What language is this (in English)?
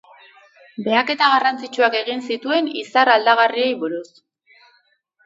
Basque